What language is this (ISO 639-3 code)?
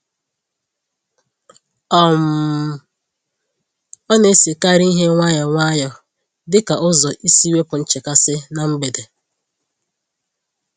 ibo